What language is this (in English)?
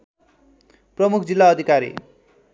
Nepali